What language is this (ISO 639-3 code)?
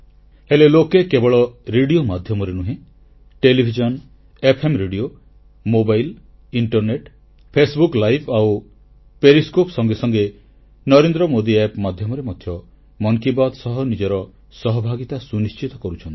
ori